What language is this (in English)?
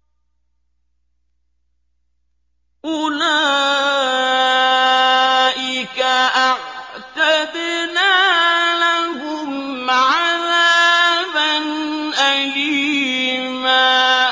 Arabic